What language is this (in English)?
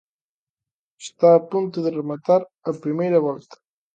Galician